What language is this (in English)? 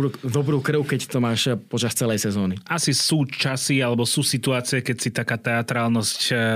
Slovak